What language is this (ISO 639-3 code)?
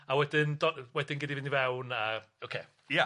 cym